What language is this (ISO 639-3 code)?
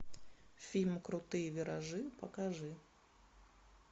rus